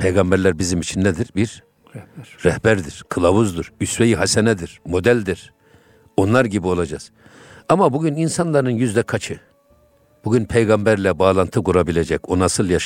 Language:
Turkish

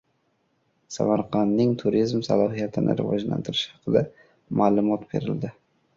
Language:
Uzbek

